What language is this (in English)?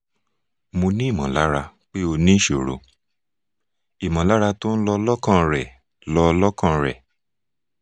Yoruba